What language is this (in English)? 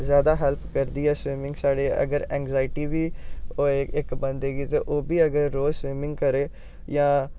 Dogri